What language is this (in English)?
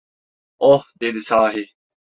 Turkish